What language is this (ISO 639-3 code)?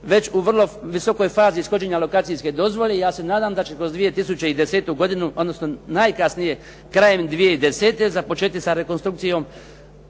hrv